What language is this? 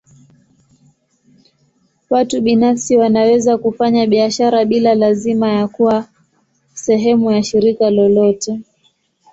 Swahili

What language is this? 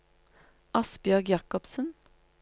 Norwegian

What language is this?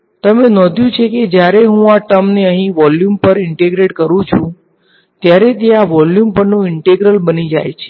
Gujarati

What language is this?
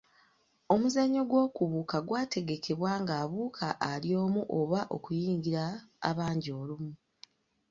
Ganda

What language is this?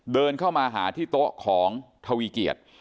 Thai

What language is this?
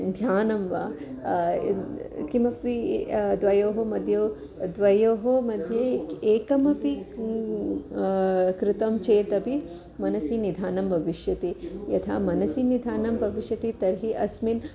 Sanskrit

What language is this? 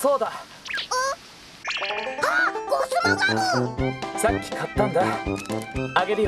Japanese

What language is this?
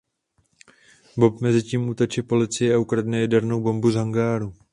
Czech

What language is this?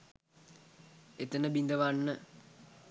Sinhala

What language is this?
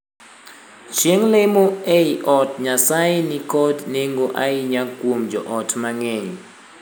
Luo (Kenya and Tanzania)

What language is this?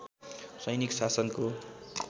Nepali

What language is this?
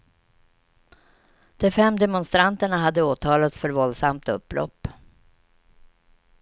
Swedish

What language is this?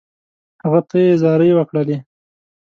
Pashto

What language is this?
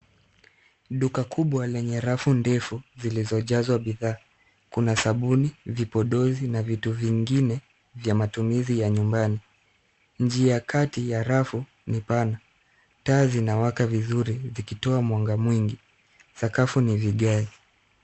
Swahili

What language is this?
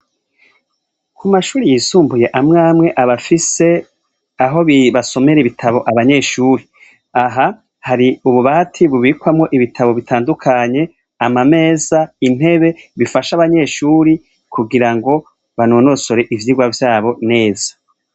Rundi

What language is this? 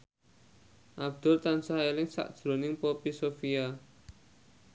Javanese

